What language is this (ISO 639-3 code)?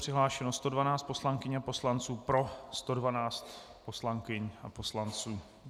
ces